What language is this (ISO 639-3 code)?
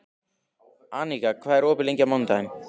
isl